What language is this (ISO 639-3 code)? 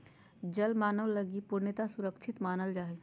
mag